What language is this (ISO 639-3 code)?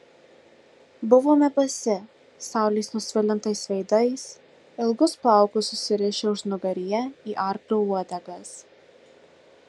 lit